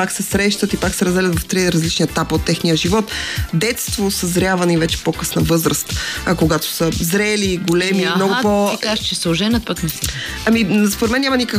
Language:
Bulgarian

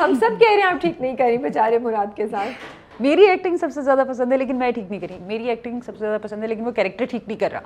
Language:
Urdu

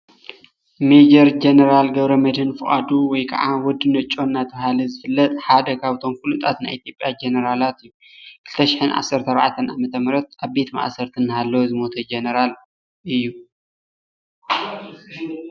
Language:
Tigrinya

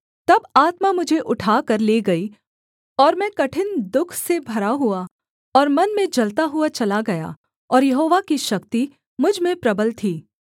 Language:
Hindi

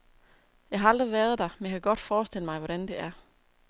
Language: Danish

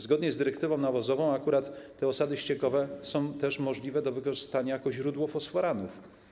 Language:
Polish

